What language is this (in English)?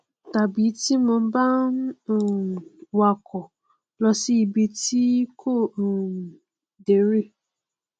Yoruba